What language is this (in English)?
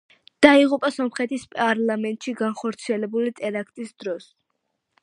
Georgian